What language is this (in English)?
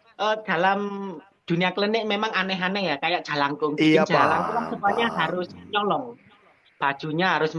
Indonesian